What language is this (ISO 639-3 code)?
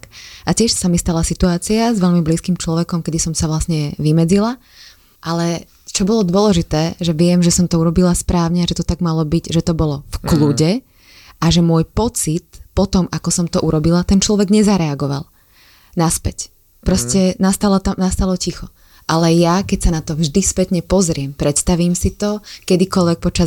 slk